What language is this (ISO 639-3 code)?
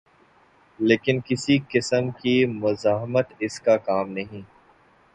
urd